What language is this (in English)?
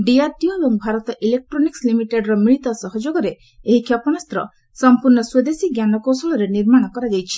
Odia